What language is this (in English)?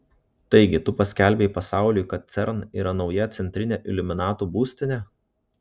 Lithuanian